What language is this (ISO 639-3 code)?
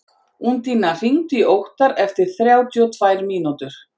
isl